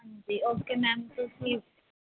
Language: Punjabi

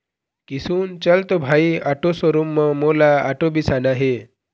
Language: Chhattisgarhi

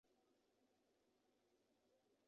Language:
Chinese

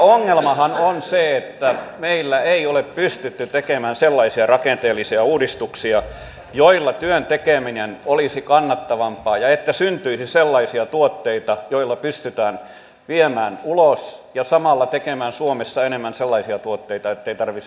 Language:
Finnish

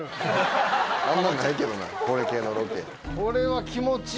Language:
Japanese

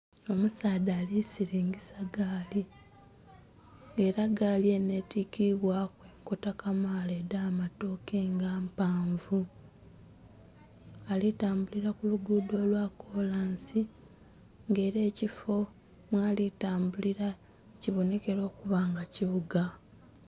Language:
Soga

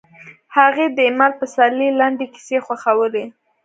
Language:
Pashto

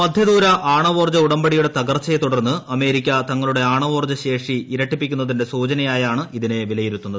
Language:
Malayalam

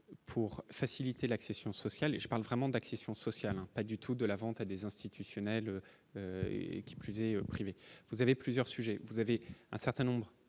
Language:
French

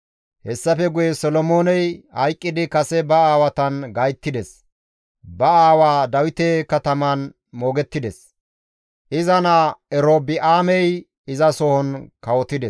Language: Gamo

